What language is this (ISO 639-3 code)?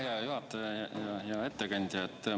est